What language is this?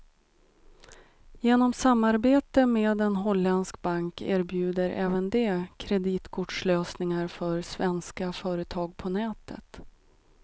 Swedish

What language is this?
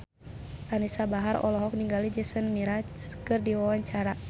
Sundanese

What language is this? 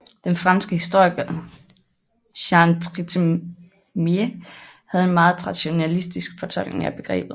Danish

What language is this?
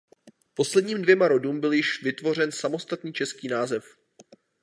Czech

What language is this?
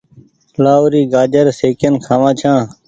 Goaria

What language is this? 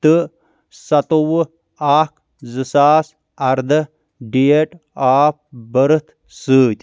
Kashmiri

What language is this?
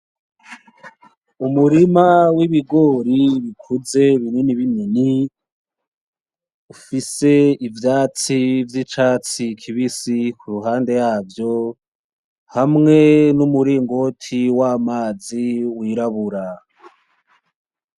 Rundi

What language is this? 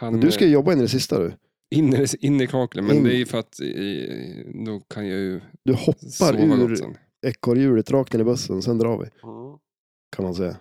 Swedish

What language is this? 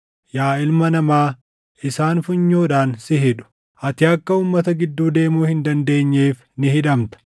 Oromo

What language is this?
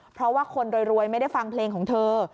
Thai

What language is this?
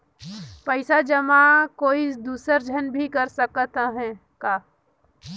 Chhattisgarhi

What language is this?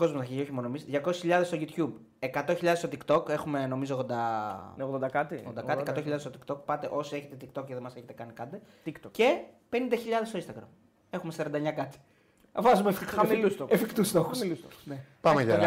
Greek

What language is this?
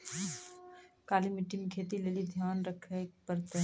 Maithili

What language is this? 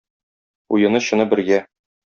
Tatar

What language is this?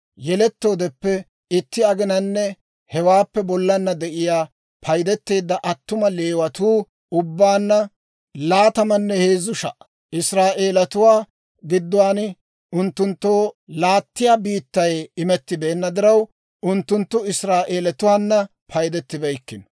Dawro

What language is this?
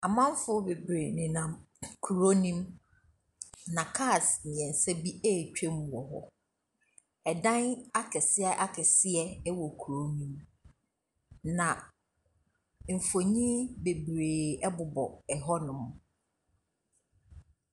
Akan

